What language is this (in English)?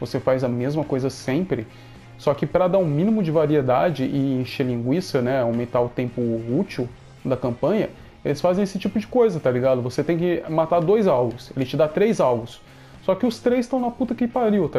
Portuguese